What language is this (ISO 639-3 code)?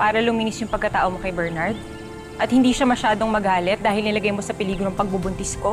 fil